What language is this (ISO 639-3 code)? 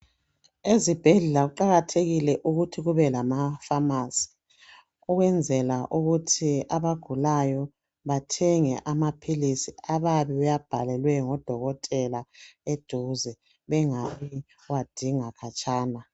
nde